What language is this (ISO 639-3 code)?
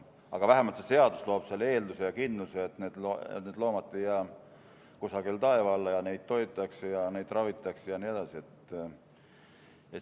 est